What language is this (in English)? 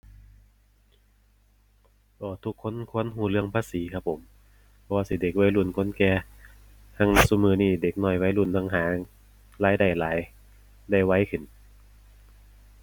Thai